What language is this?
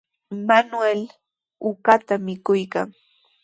Sihuas Ancash Quechua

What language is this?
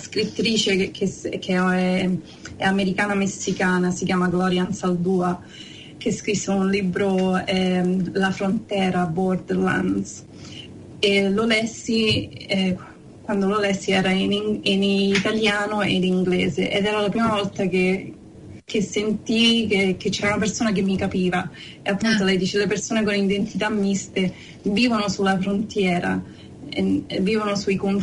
Italian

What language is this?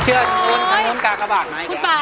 Thai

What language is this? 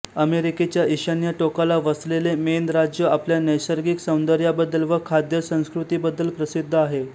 Marathi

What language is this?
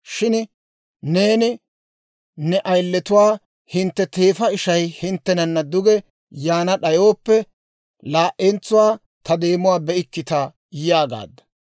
Dawro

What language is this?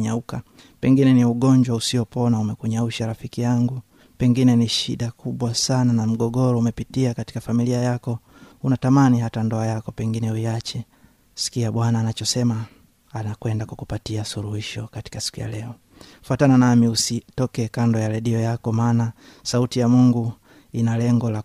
Swahili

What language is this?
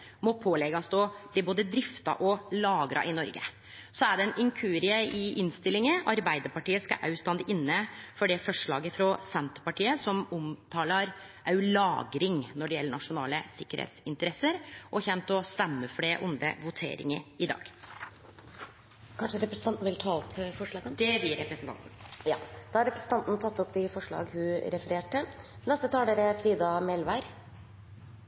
Norwegian Nynorsk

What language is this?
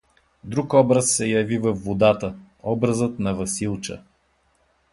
Bulgarian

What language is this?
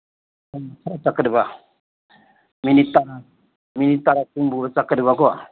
Manipuri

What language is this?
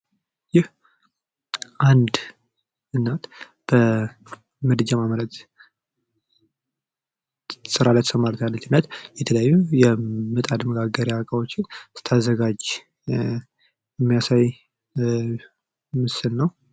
Amharic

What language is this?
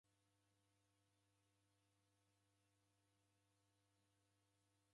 Taita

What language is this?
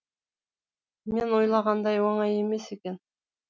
Kazakh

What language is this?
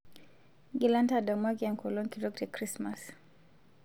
Masai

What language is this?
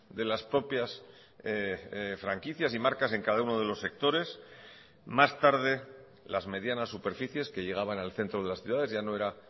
Spanish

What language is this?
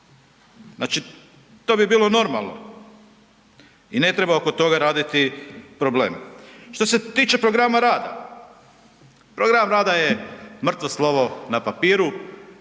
Croatian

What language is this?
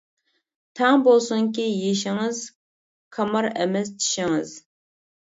Uyghur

